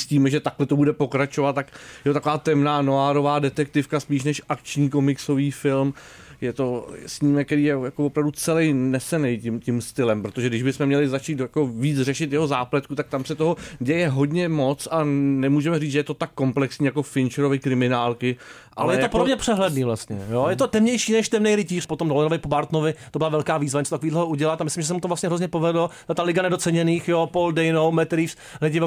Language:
Czech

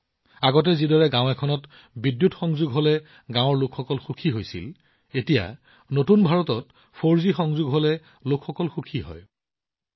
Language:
Assamese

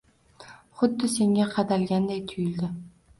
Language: Uzbek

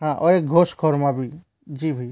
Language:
Hindi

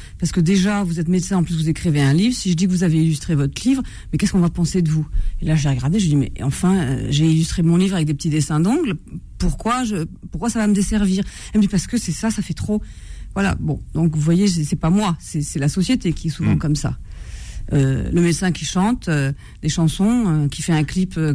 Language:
French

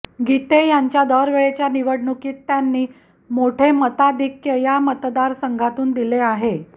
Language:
Marathi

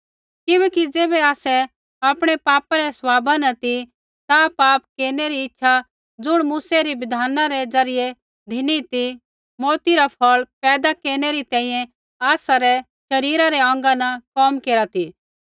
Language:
Kullu Pahari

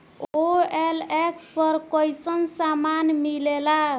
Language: Bhojpuri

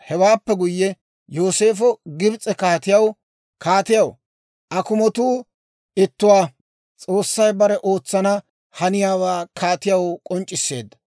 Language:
Dawro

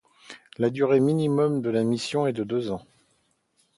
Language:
French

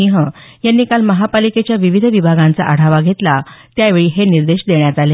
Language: Marathi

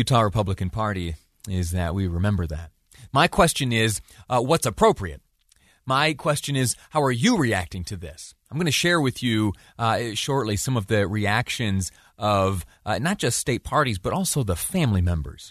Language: English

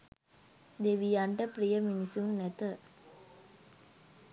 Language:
Sinhala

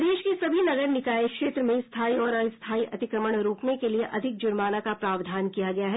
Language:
Hindi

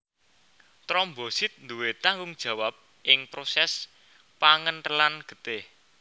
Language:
Javanese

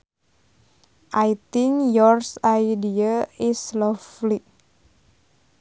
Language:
Sundanese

